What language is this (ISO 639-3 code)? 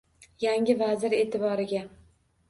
uzb